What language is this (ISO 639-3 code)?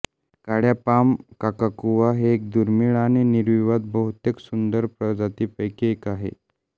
mar